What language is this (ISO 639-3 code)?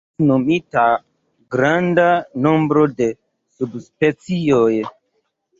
epo